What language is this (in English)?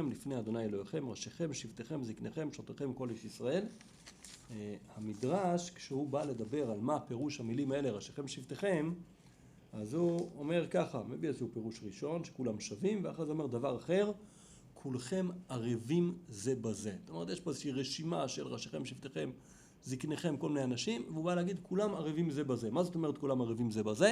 Hebrew